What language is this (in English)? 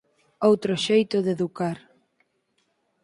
Galician